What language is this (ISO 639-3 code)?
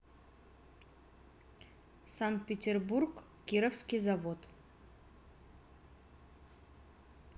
rus